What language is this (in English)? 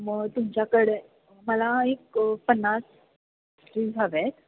Marathi